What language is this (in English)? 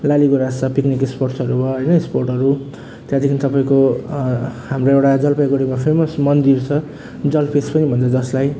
Nepali